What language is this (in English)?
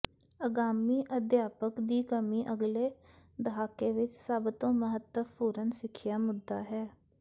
Punjabi